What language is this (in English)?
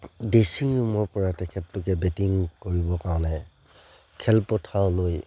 Assamese